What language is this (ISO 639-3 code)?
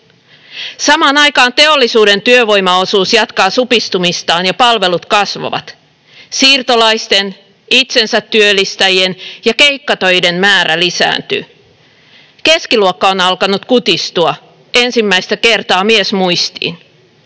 fin